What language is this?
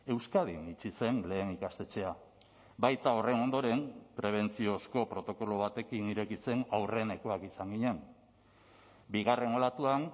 Basque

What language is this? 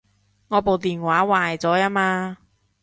Cantonese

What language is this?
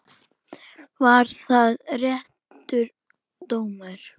Icelandic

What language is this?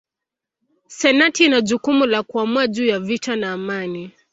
Swahili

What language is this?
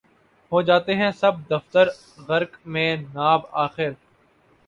Urdu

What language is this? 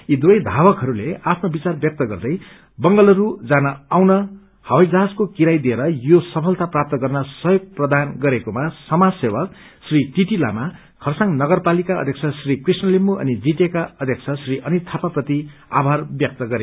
Nepali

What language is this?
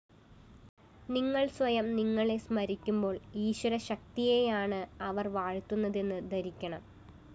Malayalam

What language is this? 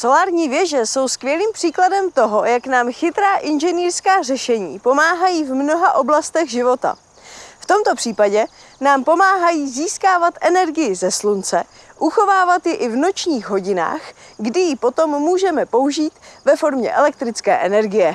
Czech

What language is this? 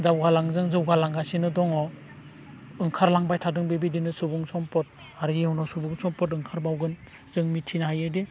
Bodo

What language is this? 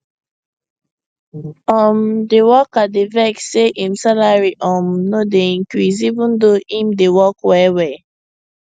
Nigerian Pidgin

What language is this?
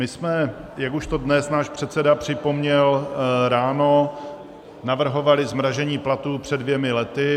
Czech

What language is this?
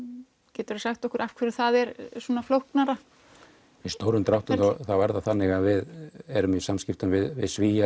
Icelandic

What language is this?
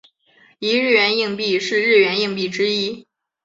Chinese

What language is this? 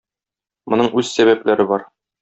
Tatar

